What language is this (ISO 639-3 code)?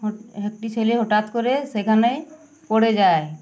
ben